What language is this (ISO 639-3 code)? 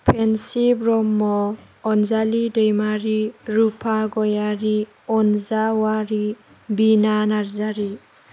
brx